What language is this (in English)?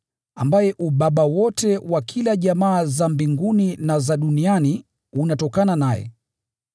Swahili